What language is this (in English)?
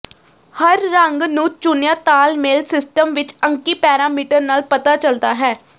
Punjabi